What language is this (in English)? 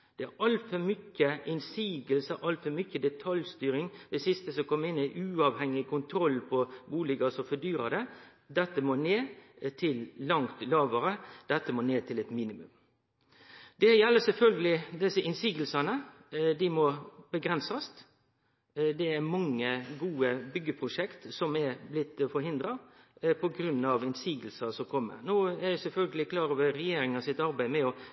Norwegian Nynorsk